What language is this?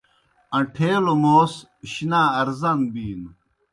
Kohistani Shina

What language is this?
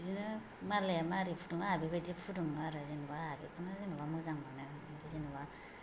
Bodo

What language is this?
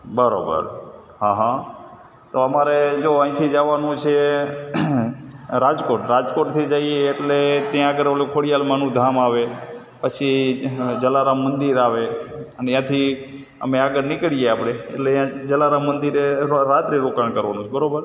Gujarati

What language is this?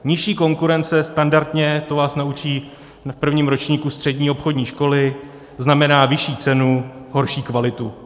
Czech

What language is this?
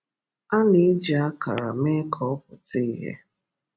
Igbo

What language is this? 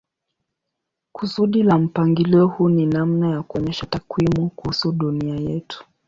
Swahili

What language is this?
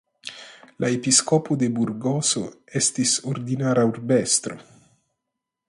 Esperanto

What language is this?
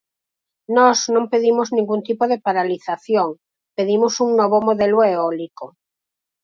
Galician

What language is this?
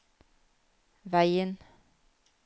Norwegian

